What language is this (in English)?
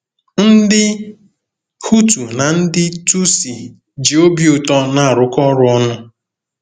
Igbo